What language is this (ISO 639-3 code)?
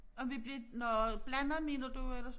dan